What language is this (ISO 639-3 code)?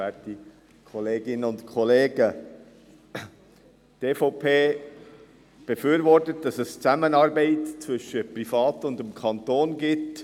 gsw